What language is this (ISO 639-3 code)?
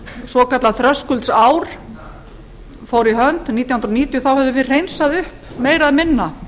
isl